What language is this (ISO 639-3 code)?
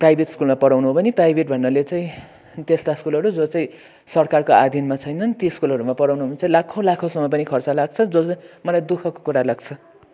nep